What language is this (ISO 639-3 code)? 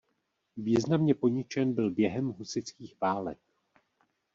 ces